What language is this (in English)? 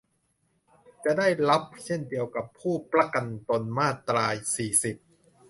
Thai